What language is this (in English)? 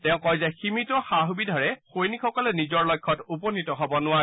Assamese